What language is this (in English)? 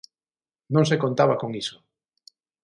Galician